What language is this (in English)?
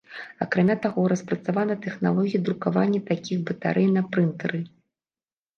Belarusian